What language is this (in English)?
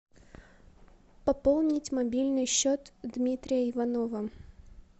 Russian